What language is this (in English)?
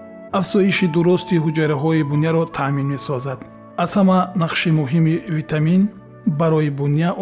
Persian